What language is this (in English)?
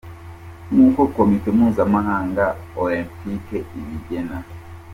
Kinyarwanda